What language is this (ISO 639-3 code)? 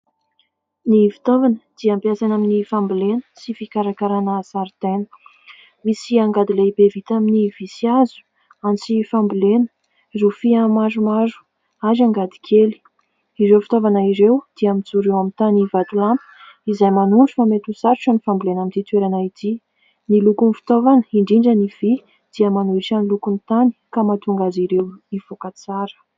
mlg